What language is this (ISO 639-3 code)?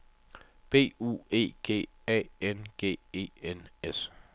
dan